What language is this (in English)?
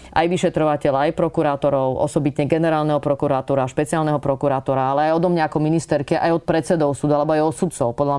Slovak